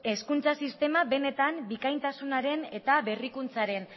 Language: Basque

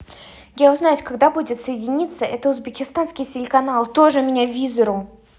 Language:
Russian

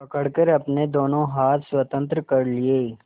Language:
Hindi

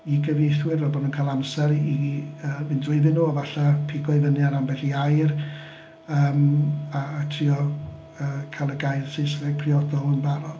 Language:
Welsh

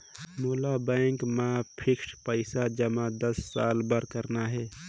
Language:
Chhattisgarhi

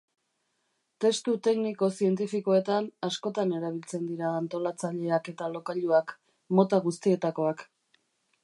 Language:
Basque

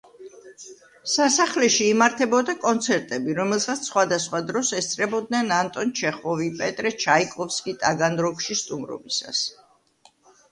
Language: Georgian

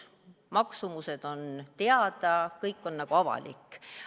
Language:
Estonian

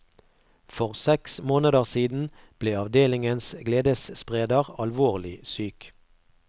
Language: Norwegian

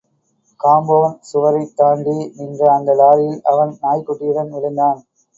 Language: Tamil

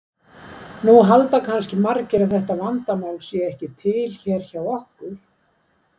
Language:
Icelandic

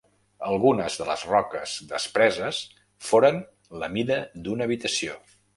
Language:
Catalan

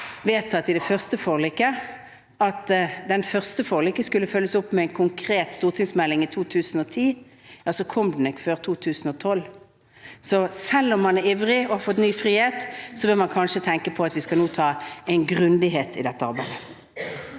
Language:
Norwegian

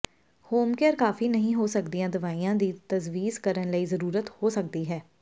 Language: Punjabi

